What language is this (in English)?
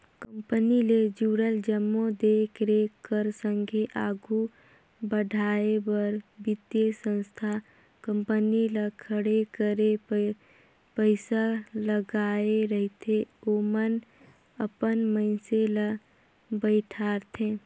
Chhattisgarhi